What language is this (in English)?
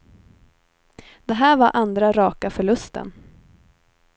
Swedish